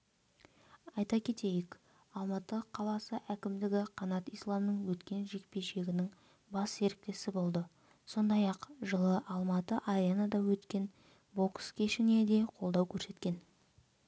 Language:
Kazakh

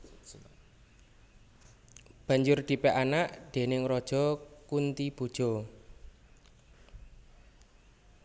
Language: Javanese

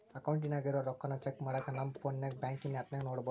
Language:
Kannada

